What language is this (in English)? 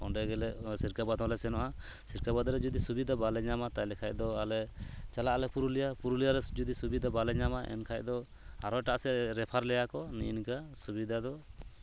Santali